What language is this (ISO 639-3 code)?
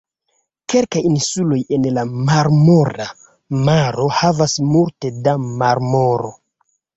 epo